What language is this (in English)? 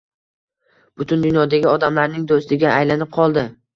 Uzbek